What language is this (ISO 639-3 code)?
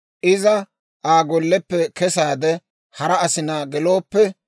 dwr